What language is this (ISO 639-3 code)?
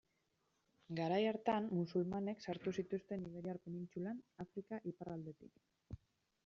eus